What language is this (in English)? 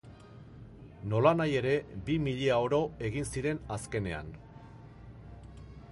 Basque